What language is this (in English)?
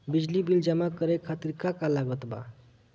Bhojpuri